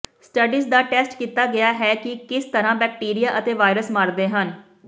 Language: Punjabi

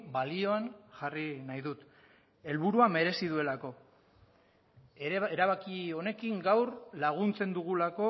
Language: Basque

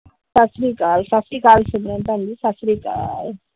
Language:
Punjabi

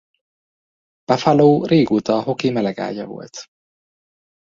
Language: Hungarian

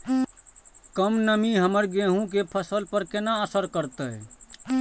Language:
Maithili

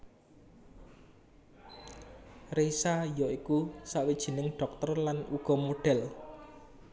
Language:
Javanese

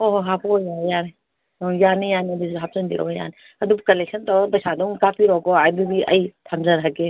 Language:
Manipuri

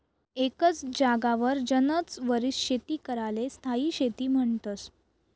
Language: Marathi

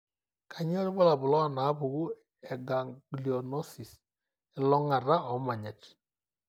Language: Masai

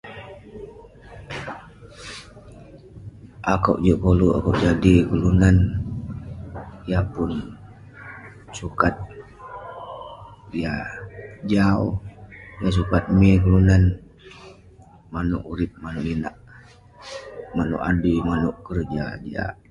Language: Western Penan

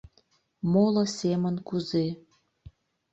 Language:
Mari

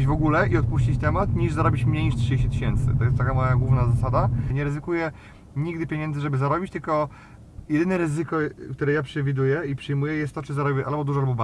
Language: Polish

